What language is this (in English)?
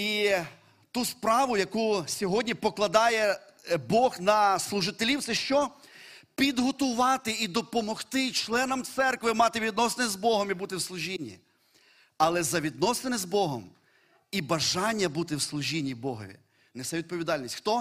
Ukrainian